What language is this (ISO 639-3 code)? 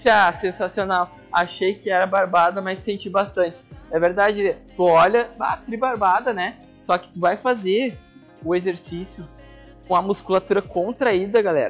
por